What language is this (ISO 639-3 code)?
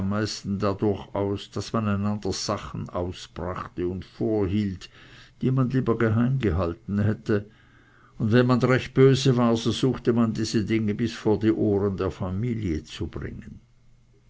deu